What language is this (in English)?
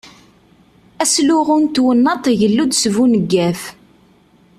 Kabyle